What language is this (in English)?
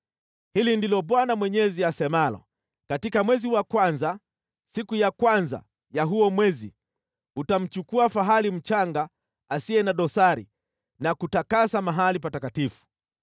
Swahili